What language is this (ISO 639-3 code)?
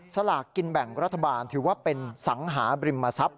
tha